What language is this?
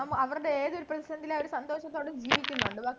Malayalam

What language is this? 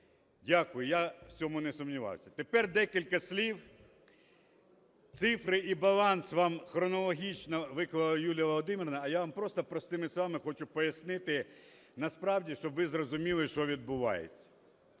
Ukrainian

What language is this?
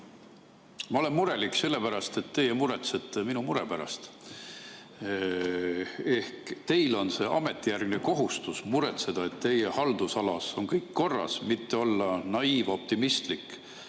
Estonian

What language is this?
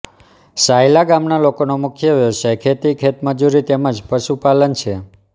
Gujarati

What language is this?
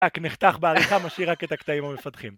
Hebrew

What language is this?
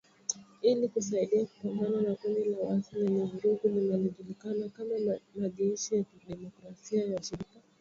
Swahili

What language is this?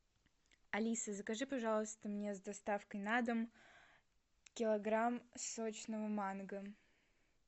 Russian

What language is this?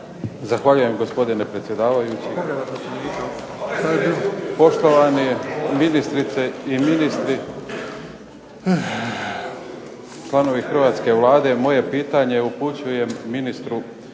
Croatian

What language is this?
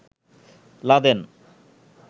Bangla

